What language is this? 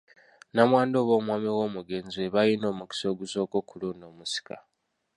Ganda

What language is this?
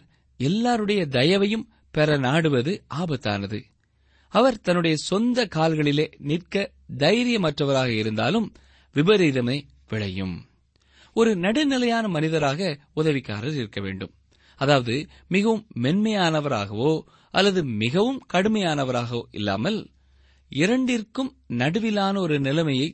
Tamil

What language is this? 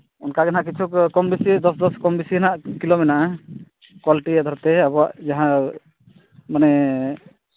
Santali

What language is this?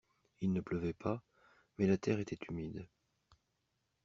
French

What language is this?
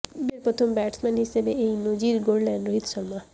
Bangla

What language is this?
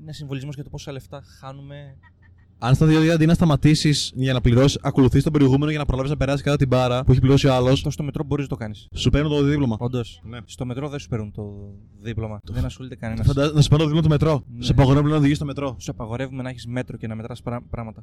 Greek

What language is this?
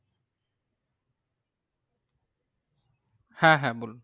Bangla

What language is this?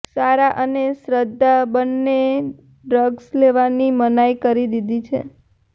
Gujarati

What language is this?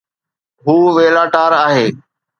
Sindhi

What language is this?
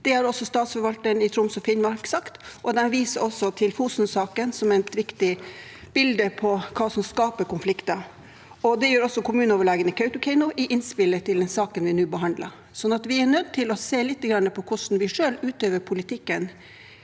Norwegian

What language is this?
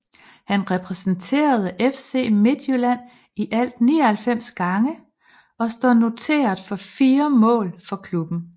Danish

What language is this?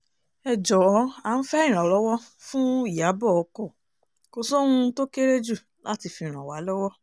Yoruba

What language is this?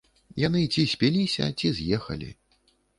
Belarusian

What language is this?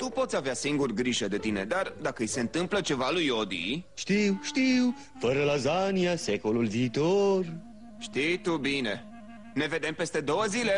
Romanian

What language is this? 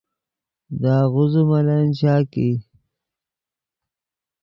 Yidgha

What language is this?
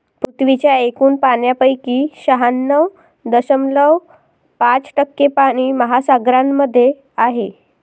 Marathi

